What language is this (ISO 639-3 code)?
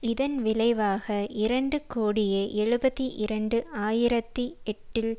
tam